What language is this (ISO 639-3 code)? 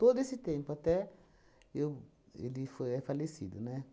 por